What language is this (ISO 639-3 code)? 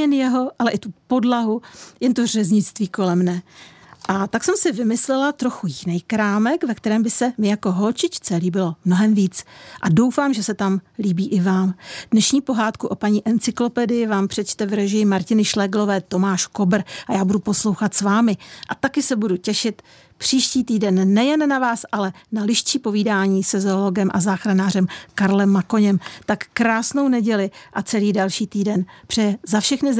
ces